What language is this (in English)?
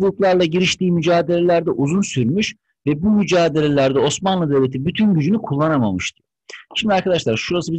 Turkish